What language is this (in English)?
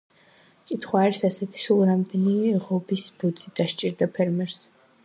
Georgian